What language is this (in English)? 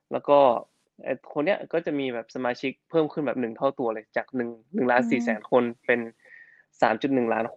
Thai